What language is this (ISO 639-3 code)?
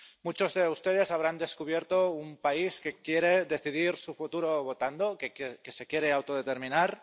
spa